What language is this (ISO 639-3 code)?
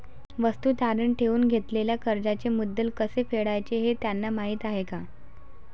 mar